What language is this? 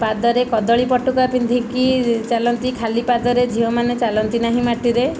Odia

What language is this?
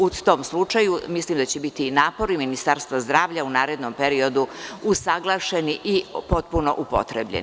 Serbian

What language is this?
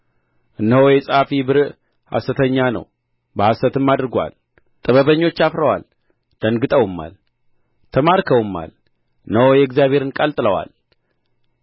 Amharic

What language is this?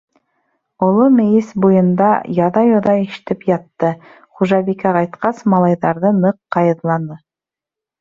Bashkir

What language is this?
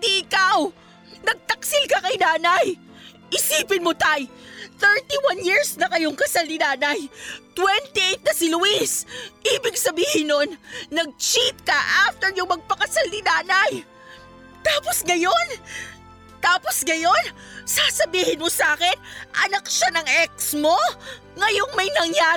Filipino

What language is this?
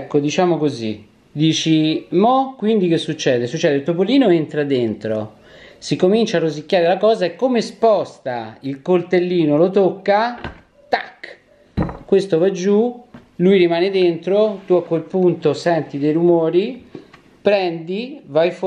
Italian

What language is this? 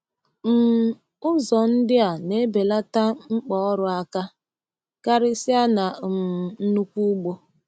Igbo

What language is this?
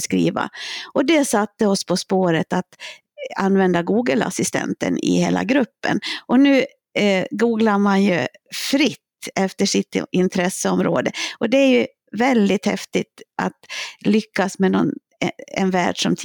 Swedish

